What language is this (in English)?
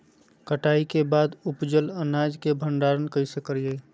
Magahi